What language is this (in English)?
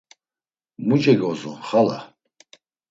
Laz